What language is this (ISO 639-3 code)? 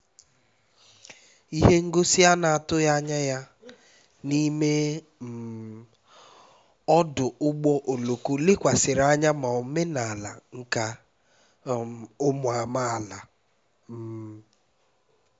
ibo